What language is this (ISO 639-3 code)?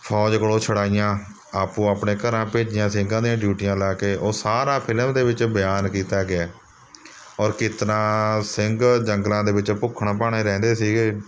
pan